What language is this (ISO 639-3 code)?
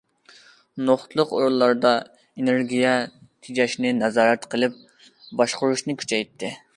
uig